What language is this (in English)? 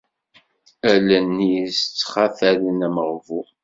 Kabyle